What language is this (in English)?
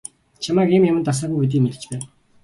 Mongolian